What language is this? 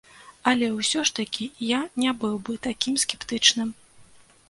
Belarusian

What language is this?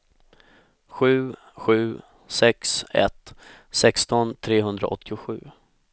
Swedish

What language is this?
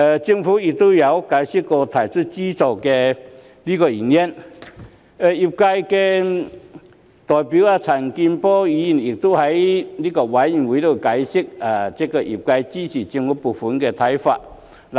Cantonese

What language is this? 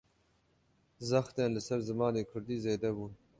Kurdish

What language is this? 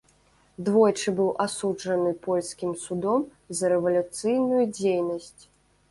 Belarusian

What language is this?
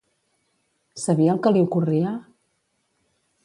Catalan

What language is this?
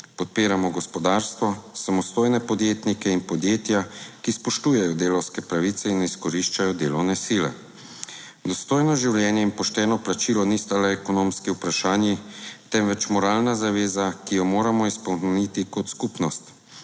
Slovenian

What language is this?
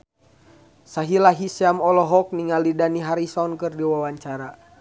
Sundanese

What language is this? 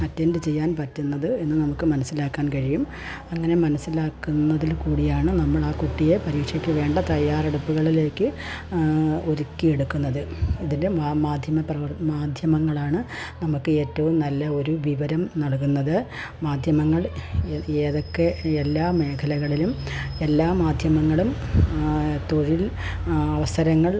Malayalam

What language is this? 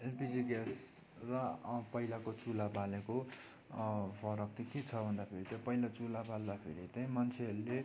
Nepali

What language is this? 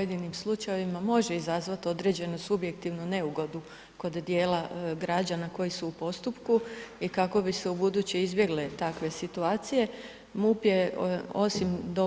Croatian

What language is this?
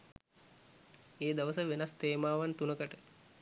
Sinhala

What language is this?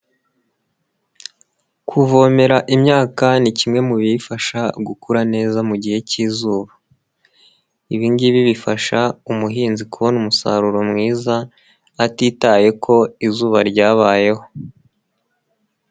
Kinyarwanda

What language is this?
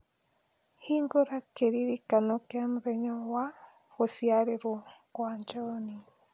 Kikuyu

